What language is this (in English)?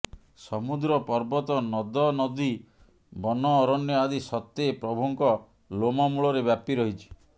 Odia